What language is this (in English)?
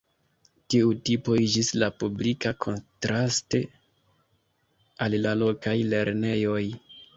Esperanto